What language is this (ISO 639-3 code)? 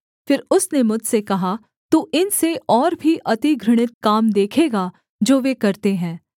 hin